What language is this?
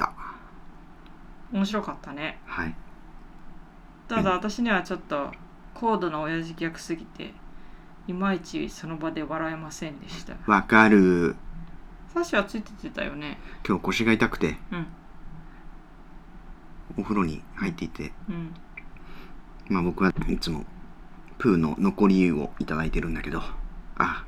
Japanese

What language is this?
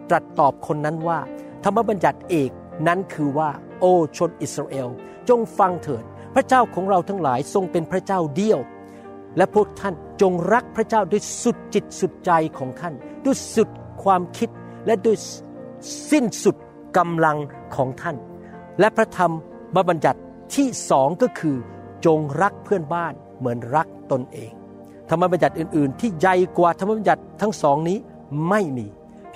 Thai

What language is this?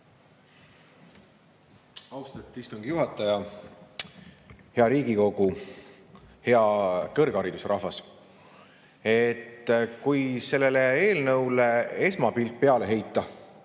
Estonian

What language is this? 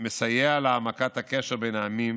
Hebrew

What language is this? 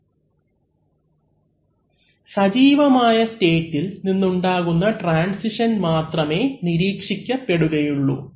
Malayalam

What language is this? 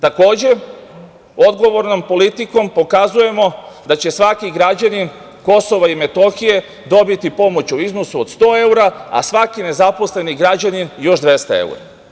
Serbian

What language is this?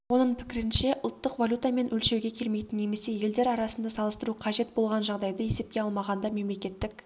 Kazakh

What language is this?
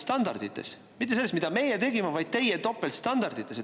Estonian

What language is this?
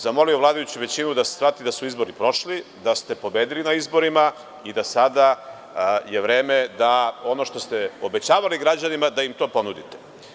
Serbian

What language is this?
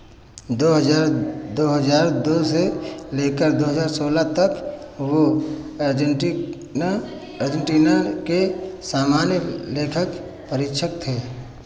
Hindi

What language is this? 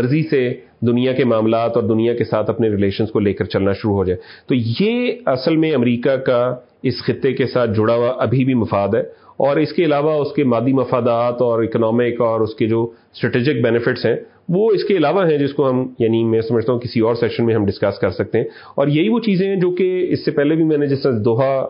Urdu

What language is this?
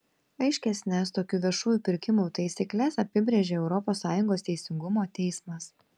Lithuanian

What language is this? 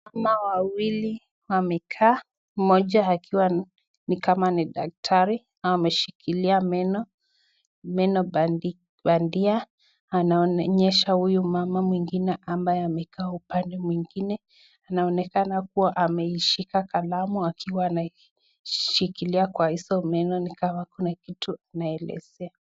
Swahili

